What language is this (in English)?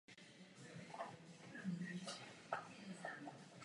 Czech